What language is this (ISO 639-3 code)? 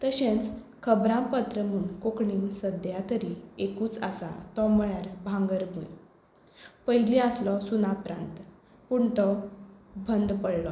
kok